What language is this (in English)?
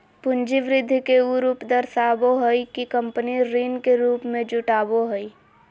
Magahi